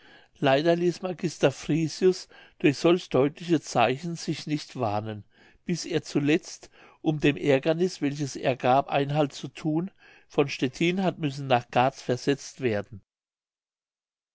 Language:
German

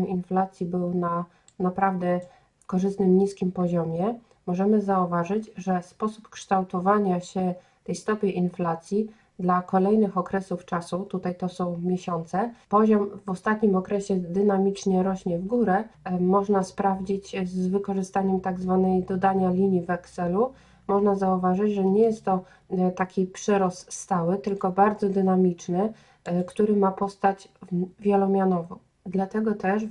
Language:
Polish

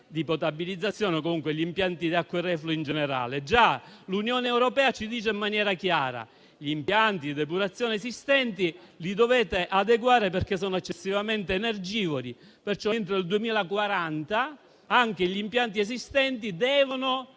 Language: Italian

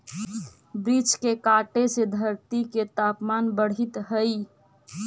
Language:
Magahi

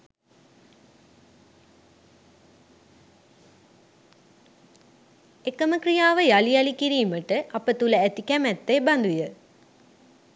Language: Sinhala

